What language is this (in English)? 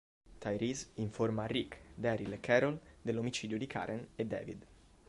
Italian